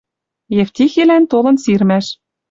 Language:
Western Mari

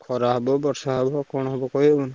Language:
Odia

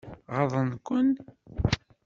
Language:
Kabyle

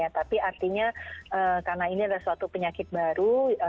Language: Indonesian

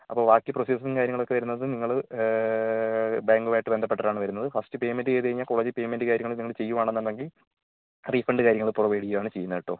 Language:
Malayalam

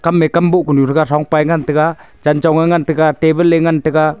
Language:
Wancho Naga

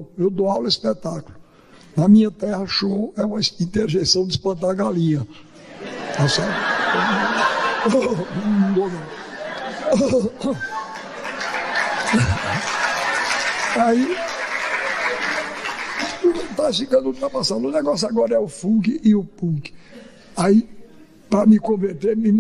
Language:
Portuguese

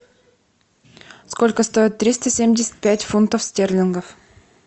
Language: Russian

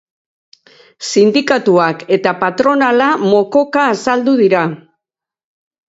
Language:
Basque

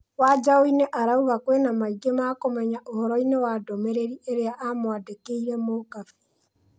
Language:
Kikuyu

